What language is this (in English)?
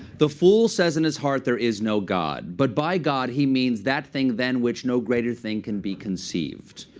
English